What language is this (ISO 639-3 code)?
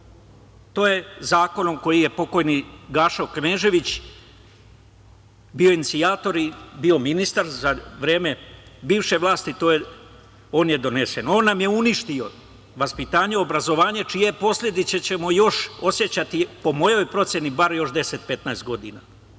srp